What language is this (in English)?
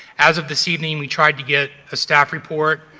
English